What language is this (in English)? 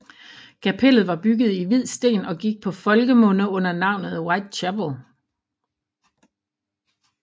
Danish